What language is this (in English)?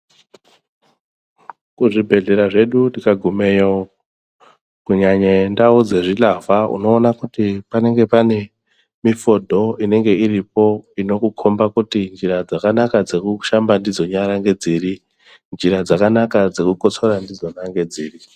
Ndau